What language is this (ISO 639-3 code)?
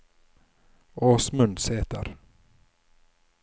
nor